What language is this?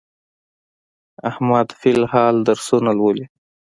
Pashto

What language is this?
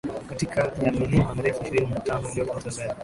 Swahili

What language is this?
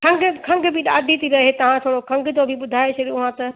Sindhi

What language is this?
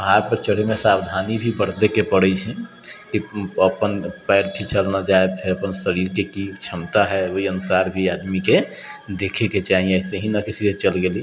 Maithili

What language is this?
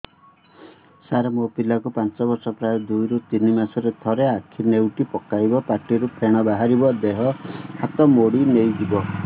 Odia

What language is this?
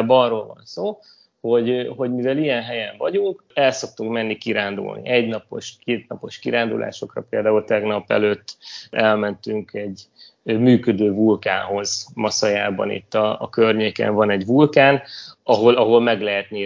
Hungarian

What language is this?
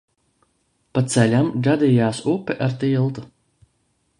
Latvian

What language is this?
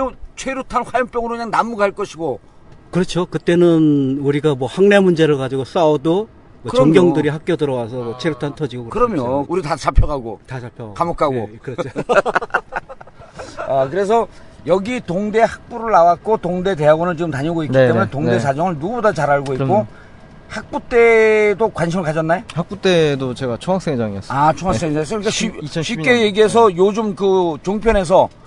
Korean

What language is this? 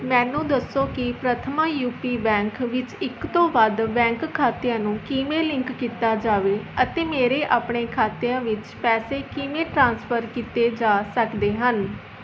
Punjabi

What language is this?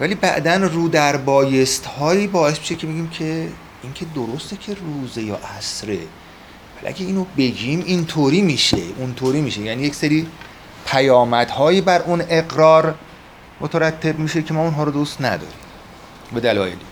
Persian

